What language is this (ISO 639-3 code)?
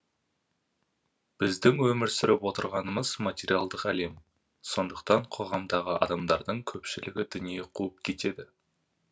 kaz